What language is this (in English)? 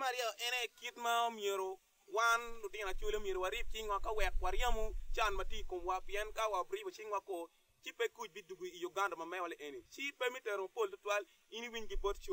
Arabic